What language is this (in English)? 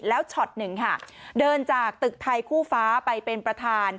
Thai